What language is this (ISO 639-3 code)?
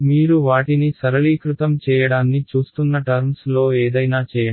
tel